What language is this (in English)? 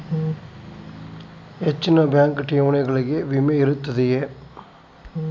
Kannada